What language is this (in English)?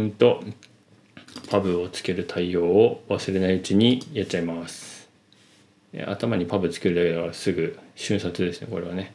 Japanese